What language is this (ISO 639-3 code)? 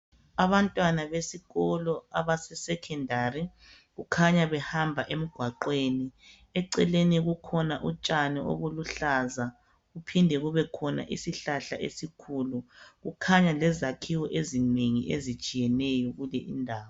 nde